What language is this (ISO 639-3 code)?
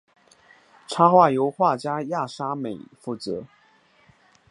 zho